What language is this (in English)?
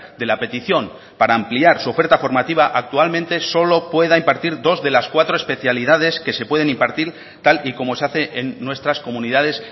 Spanish